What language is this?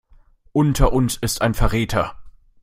German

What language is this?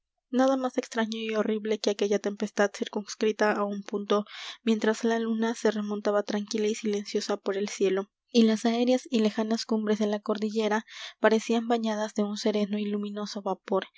Spanish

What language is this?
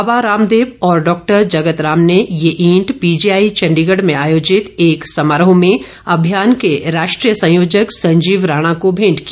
Hindi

